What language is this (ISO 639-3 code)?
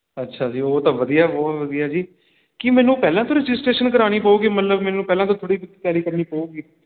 pan